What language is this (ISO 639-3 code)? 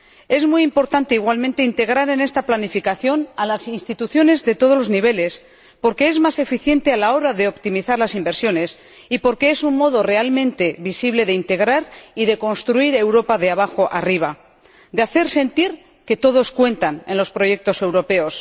spa